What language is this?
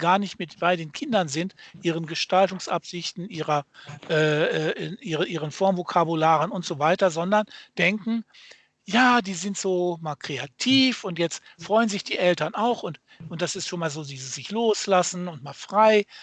German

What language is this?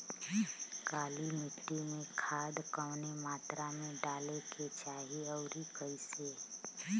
Bhojpuri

